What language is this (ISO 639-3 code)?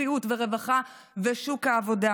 heb